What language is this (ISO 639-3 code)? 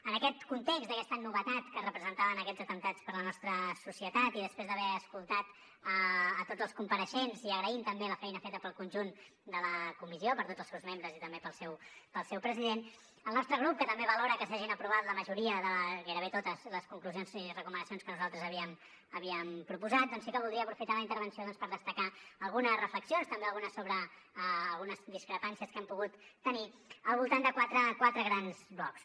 cat